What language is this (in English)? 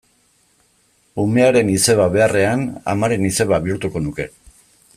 Basque